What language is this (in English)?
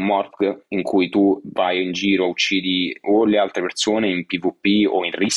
Italian